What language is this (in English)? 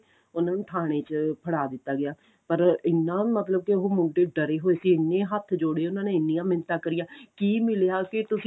Punjabi